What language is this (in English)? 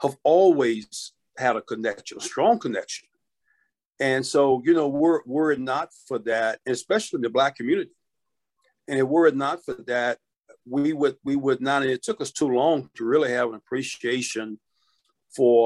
English